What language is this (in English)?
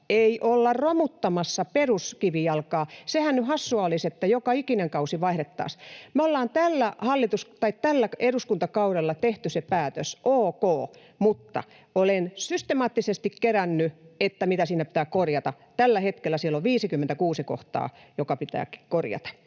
Finnish